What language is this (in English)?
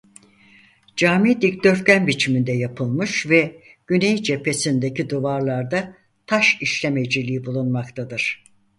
Turkish